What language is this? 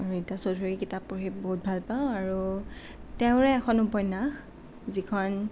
Assamese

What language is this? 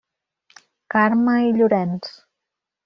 Catalan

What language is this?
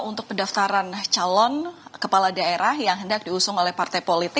Indonesian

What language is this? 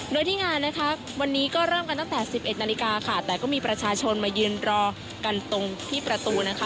Thai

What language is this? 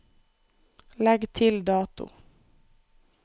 Norwegian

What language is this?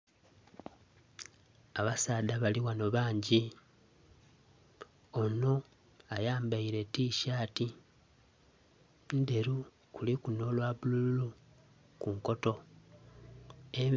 Soga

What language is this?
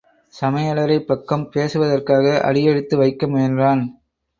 Tamil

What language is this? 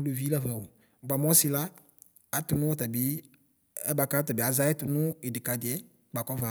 Ikposo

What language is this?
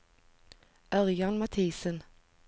Norwegian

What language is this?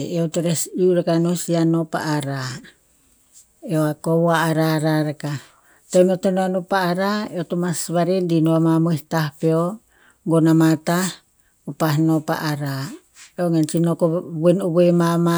Tinputz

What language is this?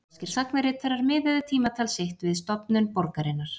Icelandic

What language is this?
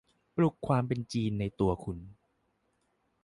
Thai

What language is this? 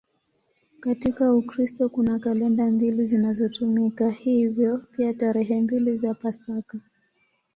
Swahili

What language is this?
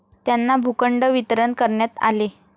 Marathi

